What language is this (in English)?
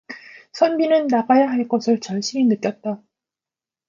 Korean